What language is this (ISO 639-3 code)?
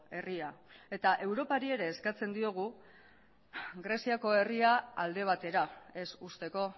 eus